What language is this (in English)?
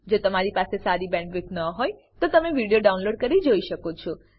Gujarati